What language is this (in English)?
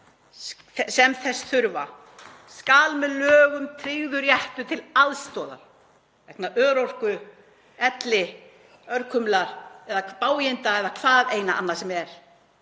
Icelandic